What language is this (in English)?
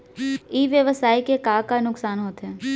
Chhattisgarhi